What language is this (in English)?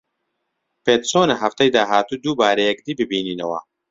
Central Kurdish